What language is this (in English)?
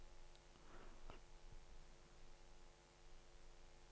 Norwegian